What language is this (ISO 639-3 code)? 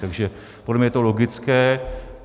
ces